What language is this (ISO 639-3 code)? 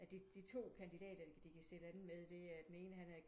dan